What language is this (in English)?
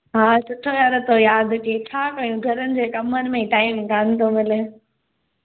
Sindhi